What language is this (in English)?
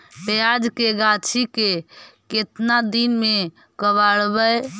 Magahi